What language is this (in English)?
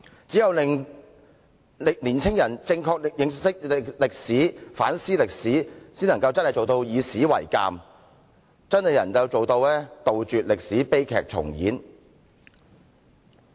Cantonese